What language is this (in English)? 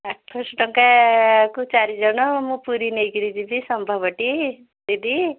Odia